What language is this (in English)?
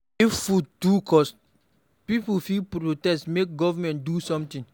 Nigerian Pidgin